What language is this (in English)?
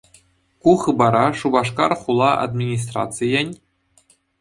Chuvash